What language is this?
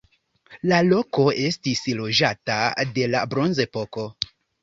Esperanto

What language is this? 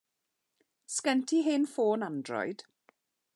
Welsh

